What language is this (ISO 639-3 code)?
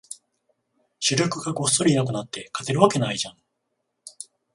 jpn